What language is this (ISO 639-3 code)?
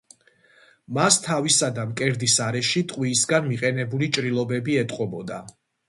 kat